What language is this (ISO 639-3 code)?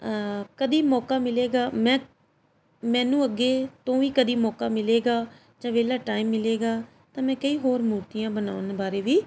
pan